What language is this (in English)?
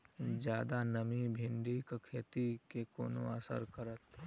Maithili